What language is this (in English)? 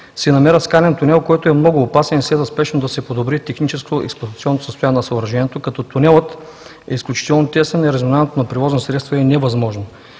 Bulgarian